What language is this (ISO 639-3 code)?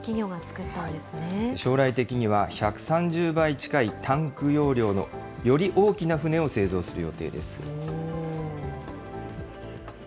jpn